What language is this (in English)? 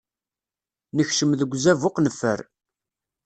Kabyle